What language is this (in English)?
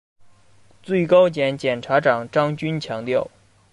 Chinese